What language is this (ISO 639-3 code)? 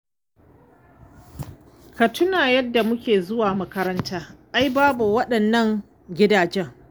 hau